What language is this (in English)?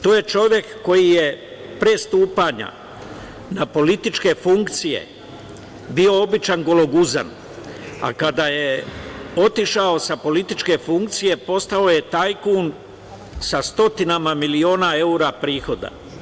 Serbian